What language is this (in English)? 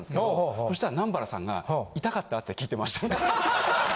Japanese